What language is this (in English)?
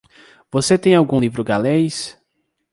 Portuguese